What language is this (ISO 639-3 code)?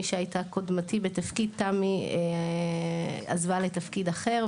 heb